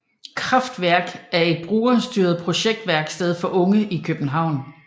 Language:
Danish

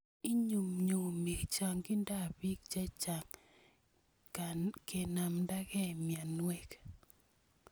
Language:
Kalenjin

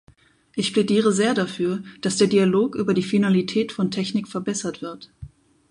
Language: German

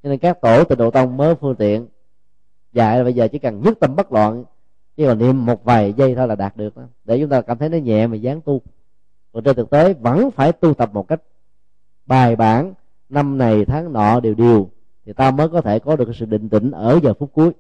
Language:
Vietnamese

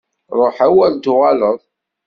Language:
Kabyle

